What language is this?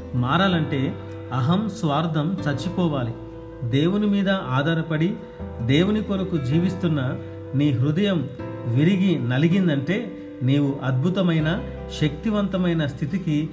Telugu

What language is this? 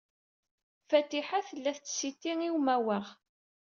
Kabyle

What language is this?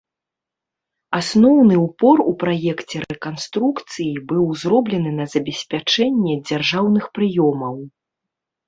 Belarusian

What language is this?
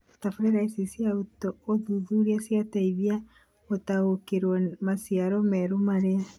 Kikuyu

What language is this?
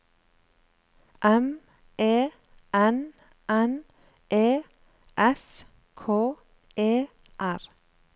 Norwegian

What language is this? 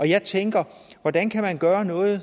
Danish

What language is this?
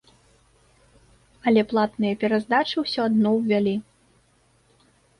Belarusian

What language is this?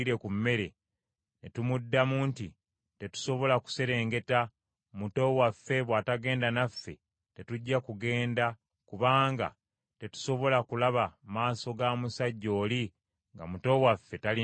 Ganda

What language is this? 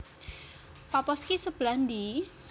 Javanese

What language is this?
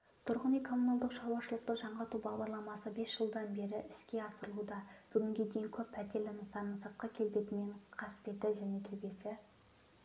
Kazakh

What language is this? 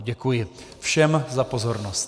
Czech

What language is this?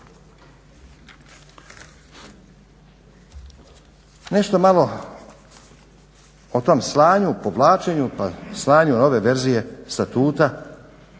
Croatian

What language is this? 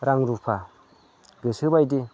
Bodo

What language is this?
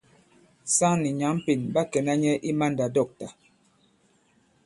Bankon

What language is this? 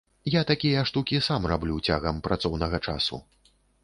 Belarusian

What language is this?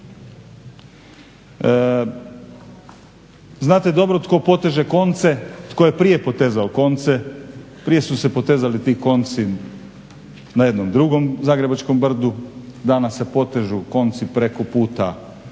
Croatian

